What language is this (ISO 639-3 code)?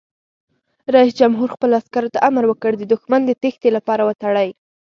pus